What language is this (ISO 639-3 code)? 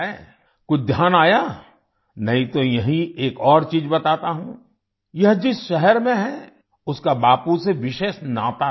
hin